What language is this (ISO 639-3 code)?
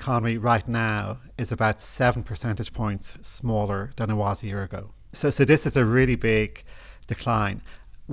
eng